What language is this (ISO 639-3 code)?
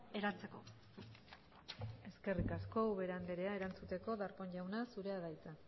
eus